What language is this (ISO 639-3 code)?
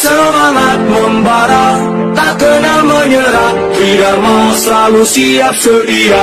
ind